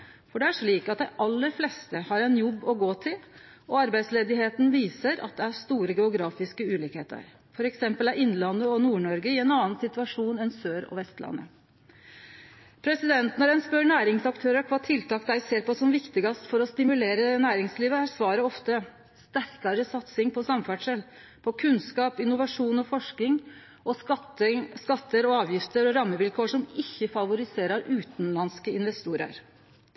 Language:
Norwegian Nynorsk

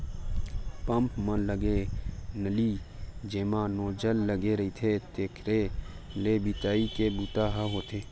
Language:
Chhattisgarhi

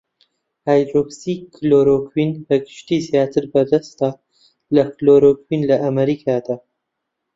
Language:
Central Kurdish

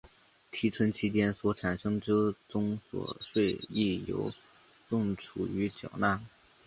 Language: Chinese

